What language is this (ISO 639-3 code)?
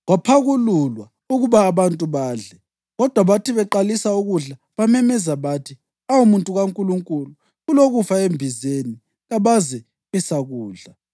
nde